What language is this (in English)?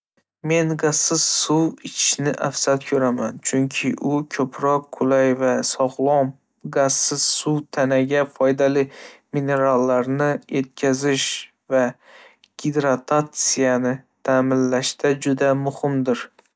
Uzbek